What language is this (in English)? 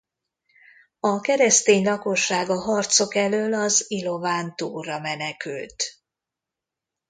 Hungarian